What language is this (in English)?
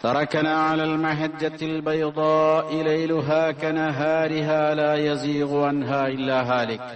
Malayalam